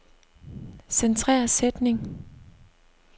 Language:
Danish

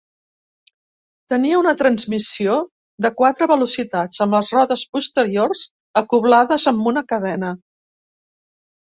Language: Catalan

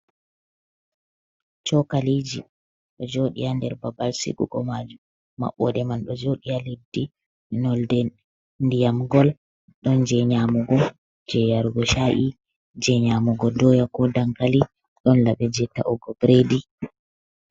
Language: Fula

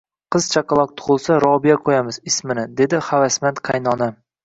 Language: Uzbek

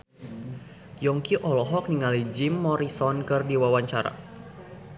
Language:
Sundanese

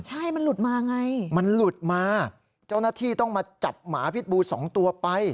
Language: Thai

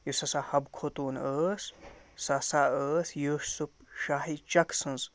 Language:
Kashmiri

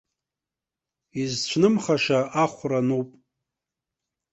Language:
Abkhazian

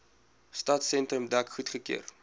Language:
Afrikaans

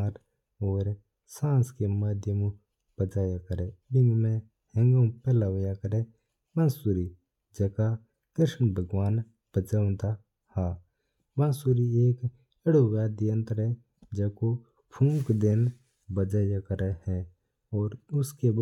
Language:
Mewari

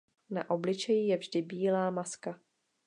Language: Czech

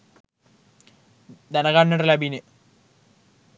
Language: Sinhala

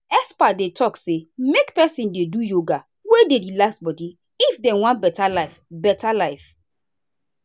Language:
Nigerian Pidgin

